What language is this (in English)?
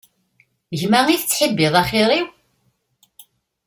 Kabyle